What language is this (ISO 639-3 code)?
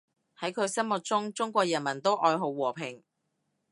yue